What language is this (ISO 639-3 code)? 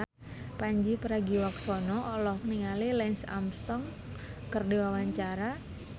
sun